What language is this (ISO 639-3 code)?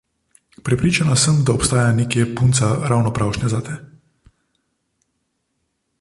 slv